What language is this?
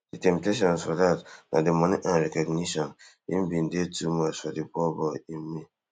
Nigerian Pidgin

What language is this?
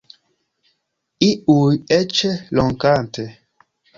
Esperanto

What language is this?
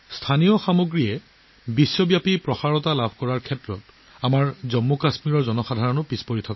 Assamese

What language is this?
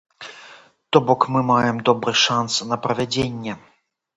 Belarusian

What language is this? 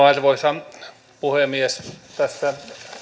Finnish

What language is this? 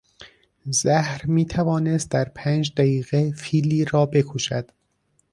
Persian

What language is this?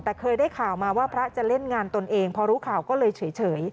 Thai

